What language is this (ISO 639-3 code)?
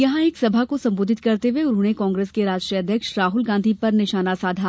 hin